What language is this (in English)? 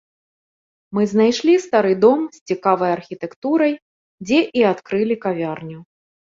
Belarusian